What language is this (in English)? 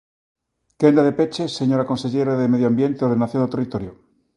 Galician